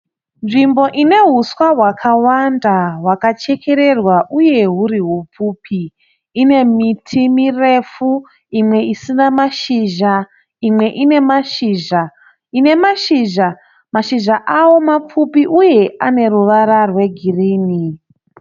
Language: Shona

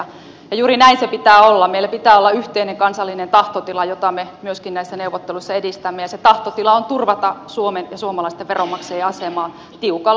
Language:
Finnish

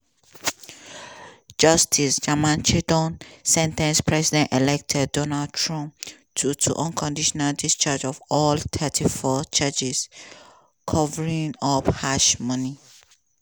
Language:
Nigerian Pidgin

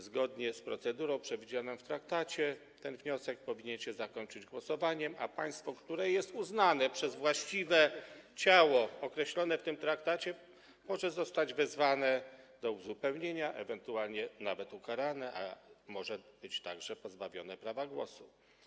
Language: Polish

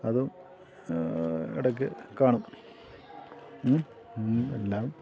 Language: Malayalam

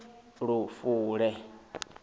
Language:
Venda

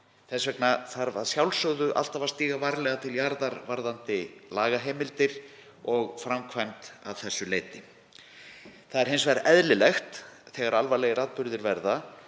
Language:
Icelandic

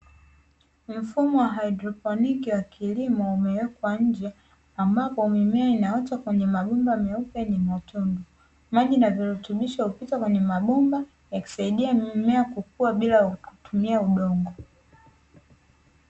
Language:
Swahili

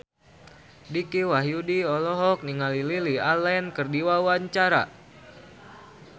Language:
Sundanese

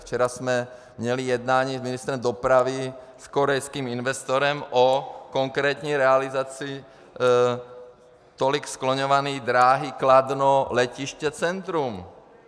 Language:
Czech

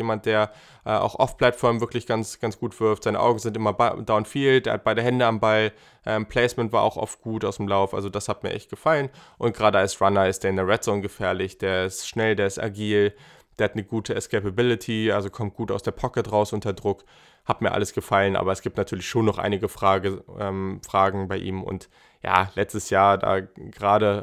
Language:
German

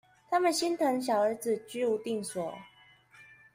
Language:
Chinese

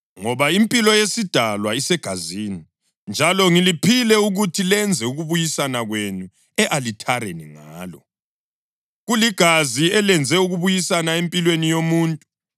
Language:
North Ndebele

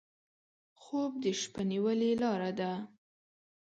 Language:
Pashto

